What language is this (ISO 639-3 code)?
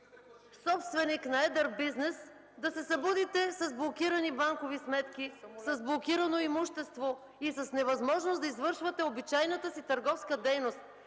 bul